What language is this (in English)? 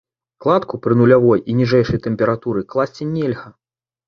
Belarusian